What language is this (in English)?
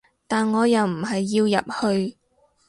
Cantonese